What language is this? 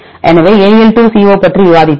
Tamil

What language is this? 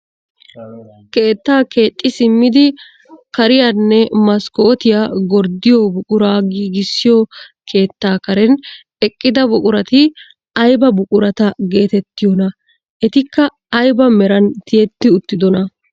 Wolaytta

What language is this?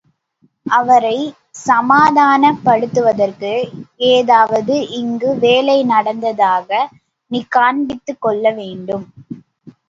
Tamil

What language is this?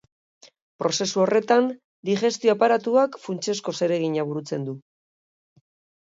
Basque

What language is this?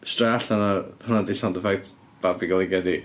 Welsh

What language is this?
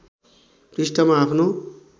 Nepali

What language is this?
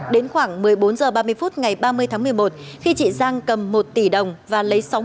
Vietnamese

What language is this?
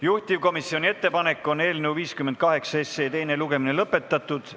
Estonian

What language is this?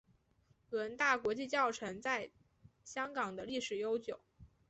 Chinese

